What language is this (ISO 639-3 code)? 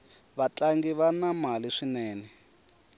tso